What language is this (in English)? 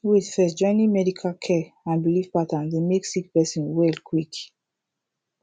Nigerian Pidgin